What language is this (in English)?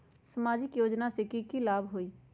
Magahi